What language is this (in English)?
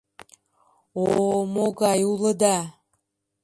Mari